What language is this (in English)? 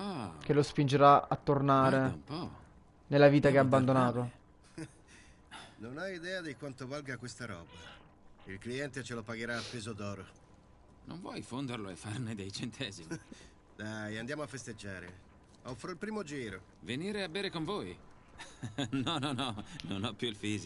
Italian